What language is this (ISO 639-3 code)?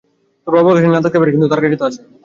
ben